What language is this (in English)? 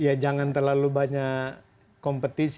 Indonesian